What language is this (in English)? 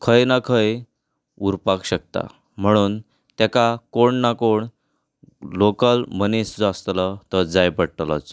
Konkani